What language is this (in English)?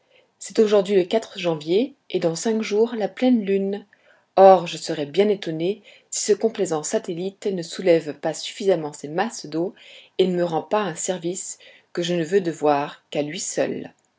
French